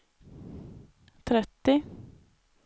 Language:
Swedish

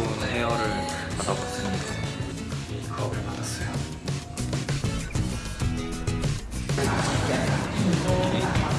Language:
Korean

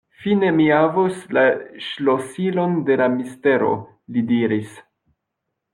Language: Esperanto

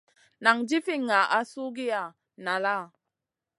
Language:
Masana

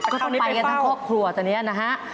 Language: Thai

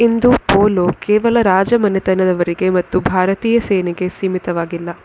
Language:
Kannada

